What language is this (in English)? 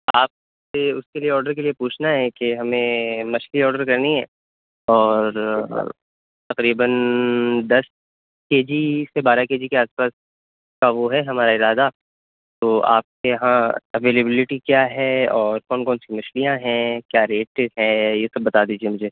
Urdu